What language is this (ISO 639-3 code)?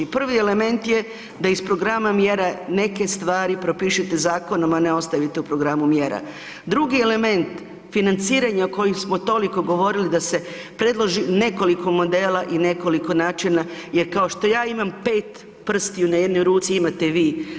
hrv